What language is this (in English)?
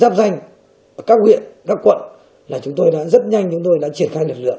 Vietnamese